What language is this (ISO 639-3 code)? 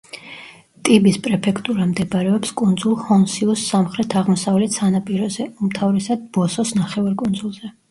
kat